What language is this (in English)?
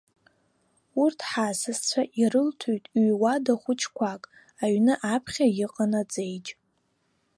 Abkhazian